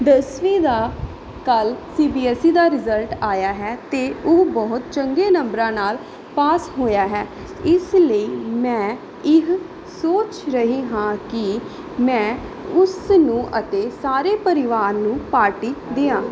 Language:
Punjabi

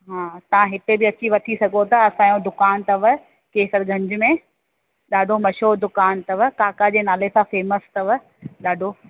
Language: Sindhi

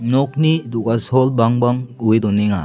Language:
Garo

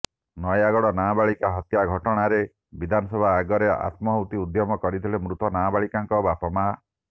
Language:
Odia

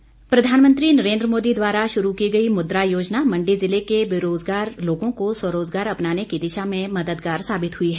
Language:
Hindi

